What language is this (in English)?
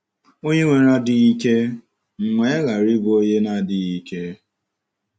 Igbo